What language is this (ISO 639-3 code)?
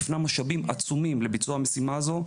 heb